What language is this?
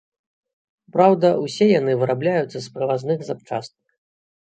Belarusian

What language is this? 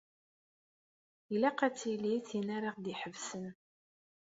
Kabyle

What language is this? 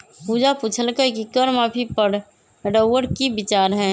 Magahi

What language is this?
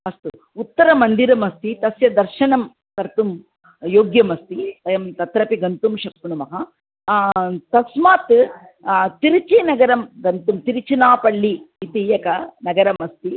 Sanskrit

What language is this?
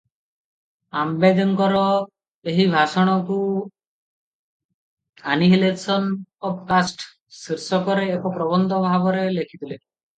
Odia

